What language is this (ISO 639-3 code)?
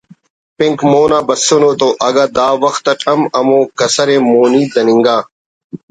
brh